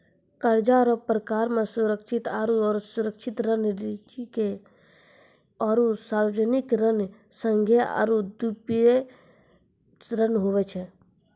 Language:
Maithili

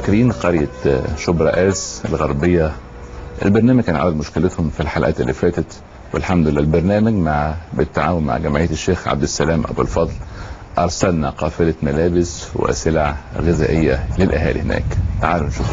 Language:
Arabic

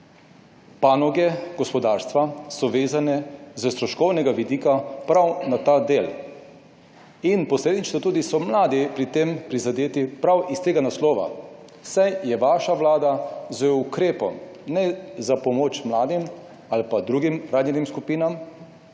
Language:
Slovenian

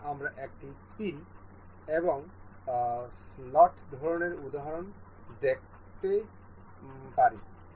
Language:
Bangla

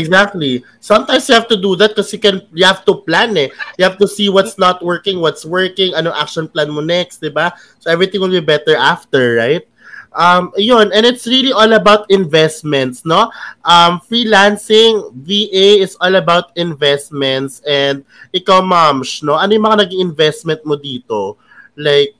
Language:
Filipino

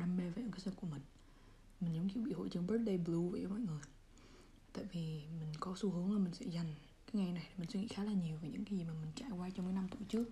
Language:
Vietnamese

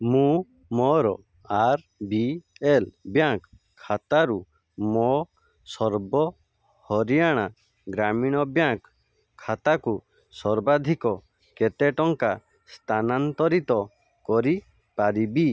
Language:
Odia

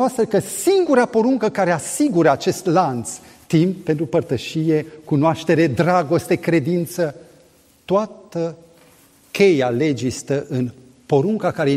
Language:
Romanian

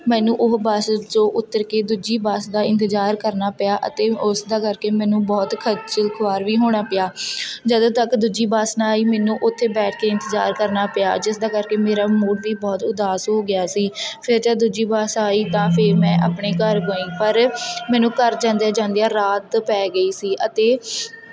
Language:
Punjabi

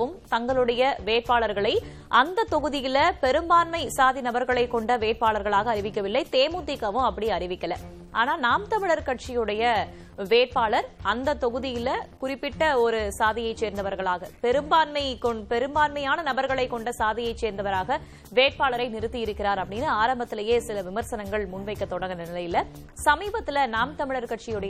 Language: Tamil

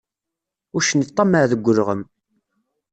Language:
Kabyle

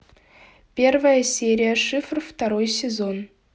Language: Russian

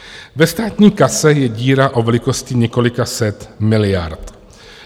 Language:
Czech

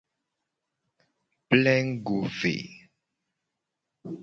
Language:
Gen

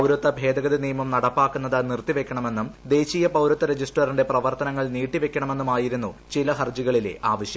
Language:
Malayalam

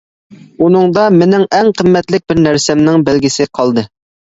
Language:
Uyghur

